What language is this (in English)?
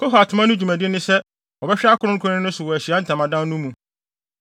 Akan